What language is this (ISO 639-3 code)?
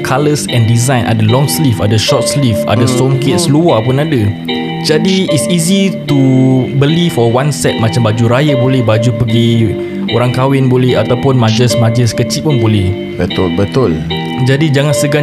msa